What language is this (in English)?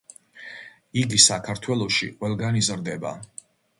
Georgian